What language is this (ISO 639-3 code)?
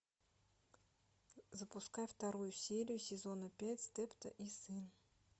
rus